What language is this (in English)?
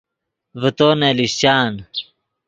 Yidgha